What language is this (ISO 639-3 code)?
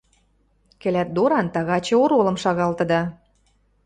mrj